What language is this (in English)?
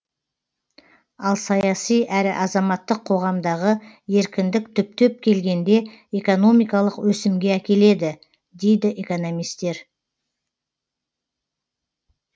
Kazakh